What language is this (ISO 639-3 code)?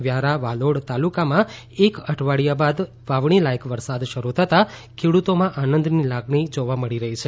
guj